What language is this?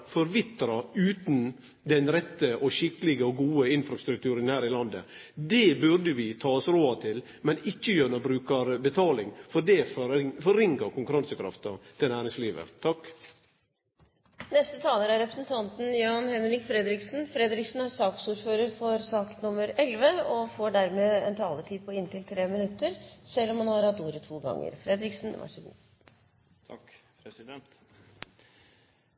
Norwegian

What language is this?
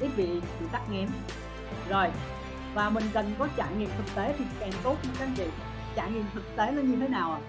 Vietnamese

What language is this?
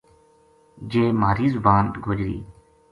Gujari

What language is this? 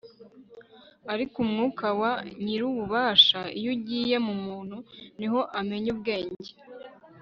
Kinyarwanda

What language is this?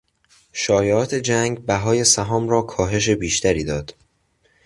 Persian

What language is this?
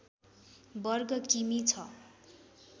Nepali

